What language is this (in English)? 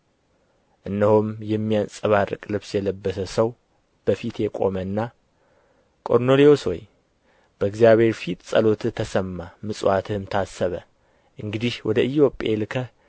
Amharic